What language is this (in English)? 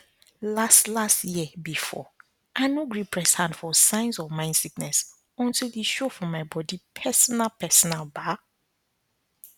Nigerian Pidgin